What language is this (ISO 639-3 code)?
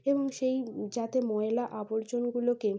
ben